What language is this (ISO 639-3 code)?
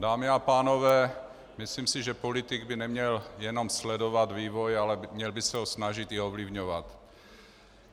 ces